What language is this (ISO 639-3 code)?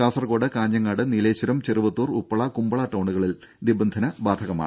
mal